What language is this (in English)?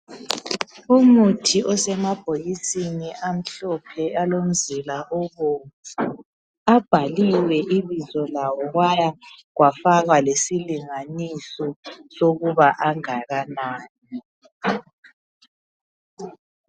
North Ndebele